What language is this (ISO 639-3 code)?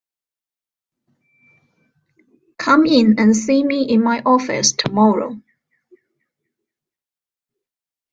eng